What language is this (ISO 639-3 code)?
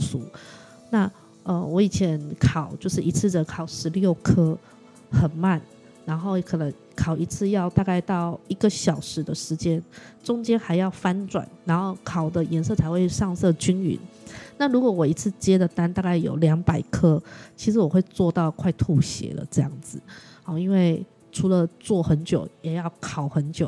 zho